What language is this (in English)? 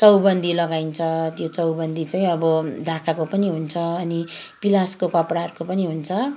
Nepali